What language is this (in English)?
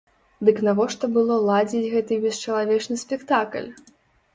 Belarusian